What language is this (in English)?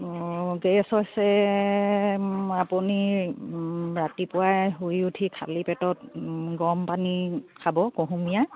Assamese